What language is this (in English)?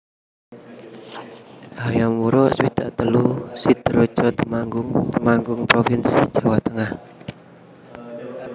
Javanese